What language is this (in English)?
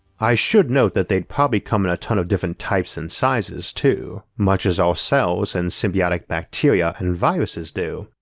English